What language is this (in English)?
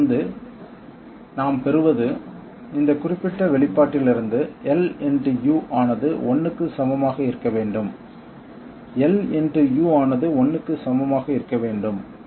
Tamil